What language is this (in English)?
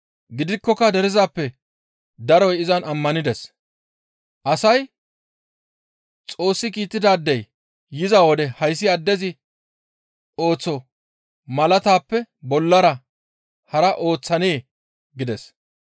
Gamo